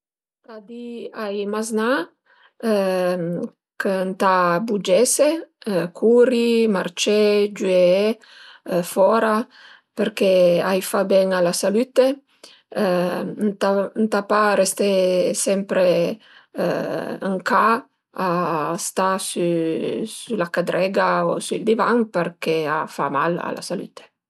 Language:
Piedmontese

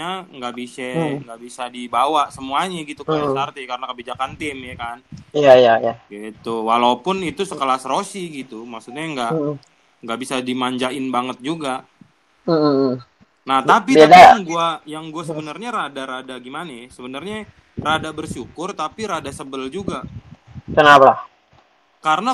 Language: Indonesian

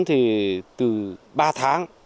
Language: Vietnamese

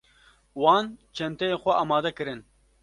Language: Kurdish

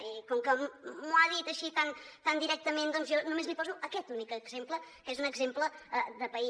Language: Catalan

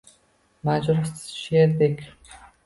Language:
Uzbek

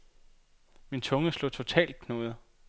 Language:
Danish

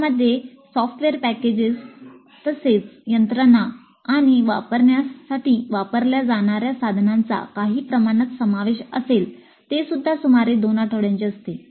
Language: Marathi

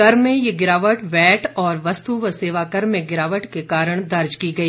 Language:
Hindi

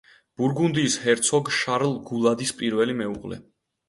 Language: Georgian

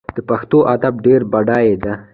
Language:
Pashto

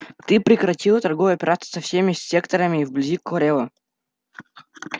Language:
Russian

